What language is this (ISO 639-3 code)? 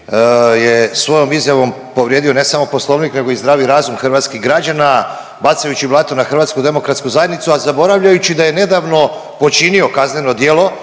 hrv